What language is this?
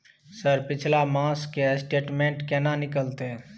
Maithili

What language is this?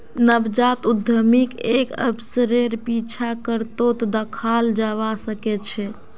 Magahi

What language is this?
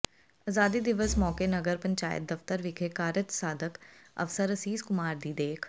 Punjabi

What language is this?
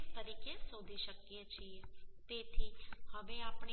Gujarati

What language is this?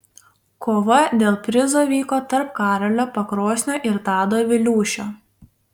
Lithuanian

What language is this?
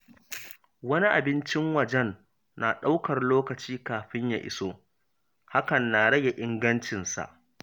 Hausa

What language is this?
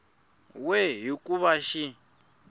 Tsonga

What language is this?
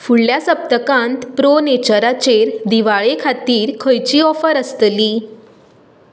Konkani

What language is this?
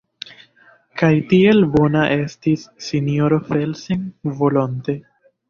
Esperanto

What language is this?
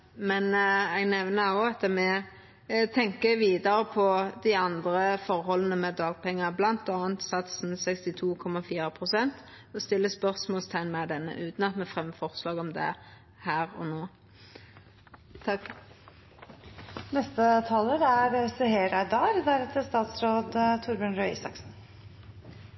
Norwegian Nynorsk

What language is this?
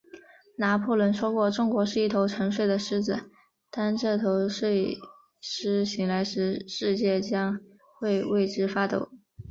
Chinese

